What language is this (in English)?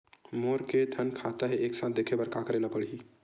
Chhattisgarhi